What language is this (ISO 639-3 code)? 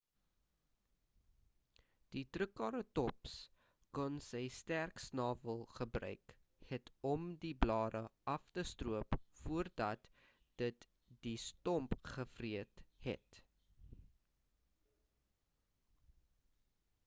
afr